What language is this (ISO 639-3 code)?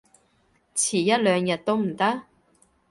yue